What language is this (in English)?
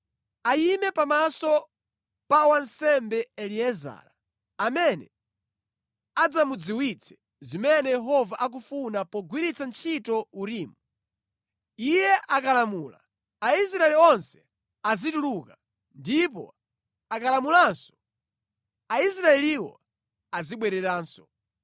Nyanja